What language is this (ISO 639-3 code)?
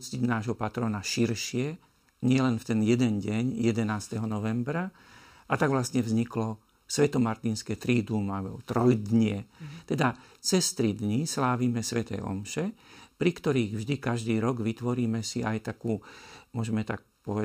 slk